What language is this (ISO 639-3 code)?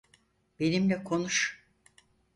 tur